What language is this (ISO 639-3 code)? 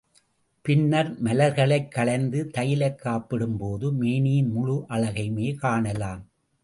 tam